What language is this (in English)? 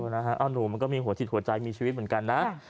Thai